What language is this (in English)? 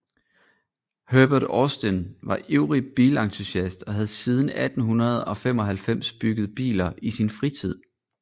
Danish